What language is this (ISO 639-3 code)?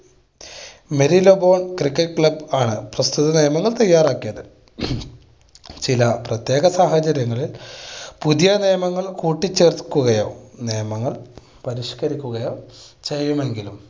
mal